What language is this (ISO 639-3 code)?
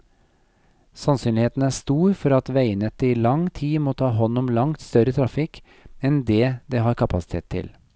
nor